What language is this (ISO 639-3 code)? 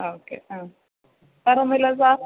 mal